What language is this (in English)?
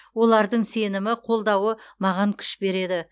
Kazakh